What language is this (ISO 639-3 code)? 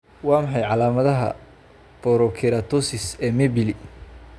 som